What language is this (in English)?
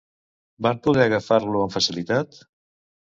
Catalan